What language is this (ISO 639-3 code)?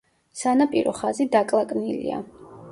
kat